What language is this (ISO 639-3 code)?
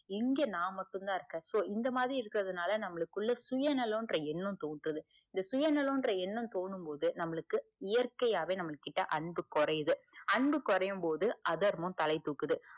tam